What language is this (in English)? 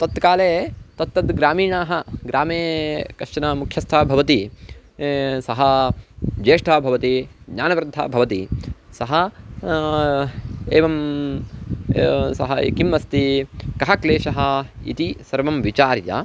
Sanskrit